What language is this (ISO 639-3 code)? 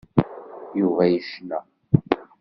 kab